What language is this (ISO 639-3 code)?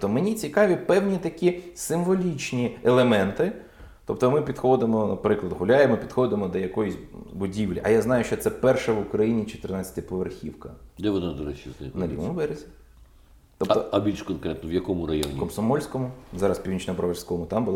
ukr